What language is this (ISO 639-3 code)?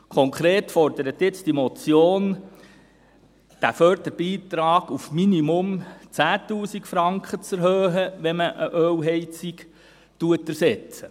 gsw